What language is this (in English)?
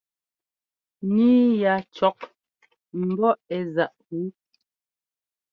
Ngomba